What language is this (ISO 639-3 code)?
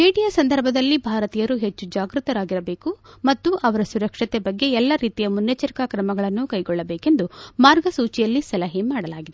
kan